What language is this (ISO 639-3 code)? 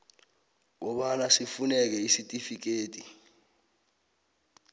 nbl